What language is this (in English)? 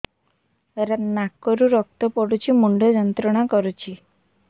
Odia